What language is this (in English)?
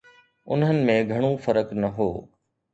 Sindhi